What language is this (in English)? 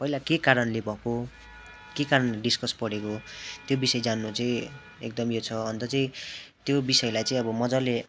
Nepali